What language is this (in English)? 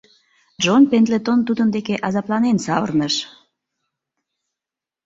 Mari